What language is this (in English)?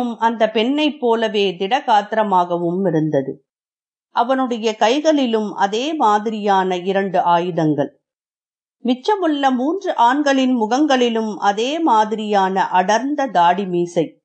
Tamil